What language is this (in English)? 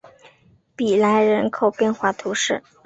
Chinese